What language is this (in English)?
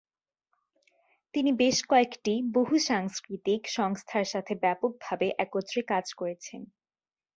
Bangla